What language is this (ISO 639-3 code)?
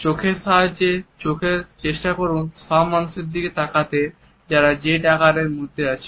ben